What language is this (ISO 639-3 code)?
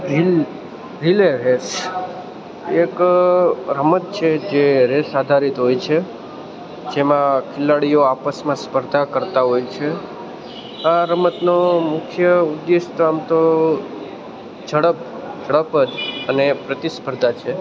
guj